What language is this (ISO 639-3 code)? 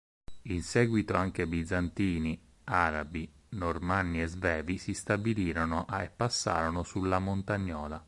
ita